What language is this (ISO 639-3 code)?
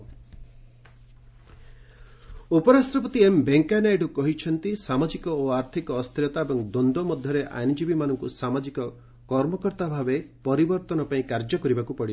ori